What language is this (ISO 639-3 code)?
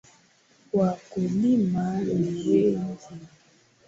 swa